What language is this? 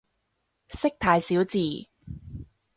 Cantonese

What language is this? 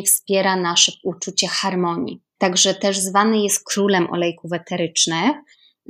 Polish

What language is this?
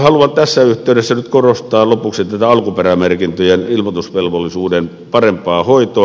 Finnish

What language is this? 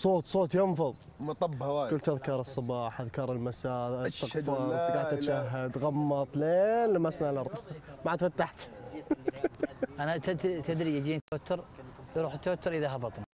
Arabic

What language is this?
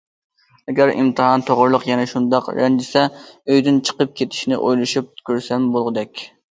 Uyghur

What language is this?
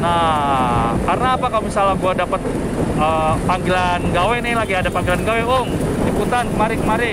Indonesian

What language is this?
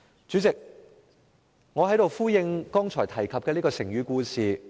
Cantonese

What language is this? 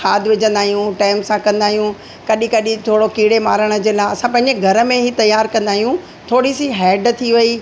Sindhi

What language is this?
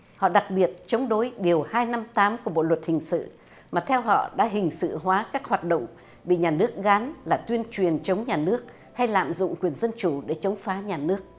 Vietnamese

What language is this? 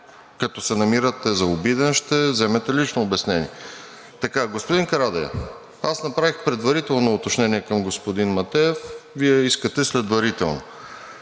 Bulgarian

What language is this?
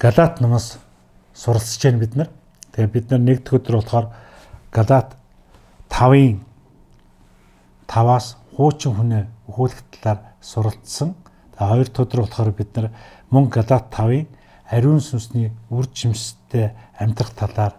Turkish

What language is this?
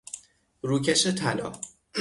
Persian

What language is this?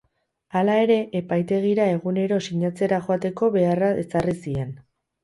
Basque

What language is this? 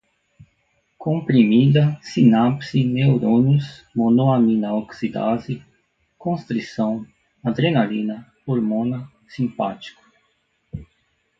Portuguese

